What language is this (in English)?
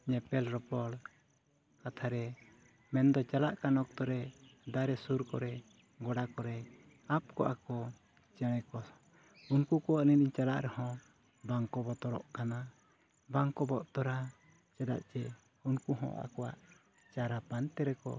Santali